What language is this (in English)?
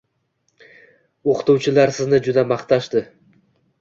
Uzbek